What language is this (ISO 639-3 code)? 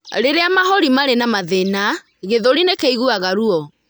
kik